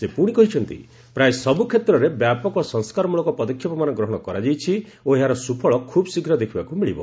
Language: Odia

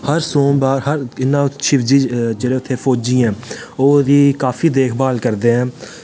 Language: Dogri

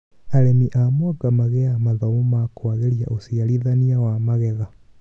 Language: Kikuyu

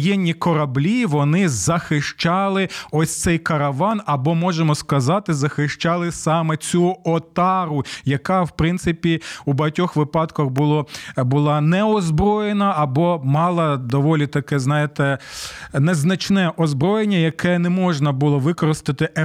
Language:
Ukrainian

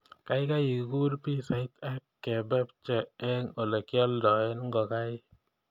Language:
Kalenjin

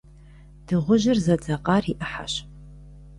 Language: Kabardian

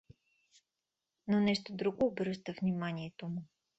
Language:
Bulgarian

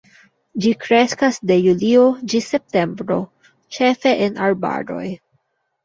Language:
Esperanto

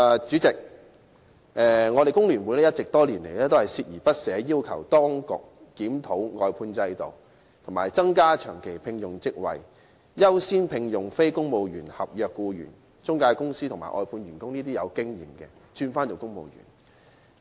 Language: Cantonese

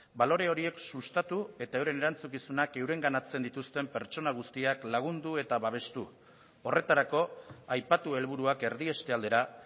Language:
Basque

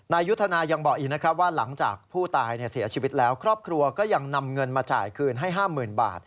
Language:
Thai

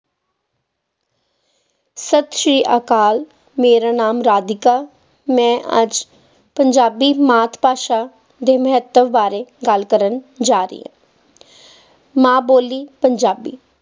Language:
Punjabi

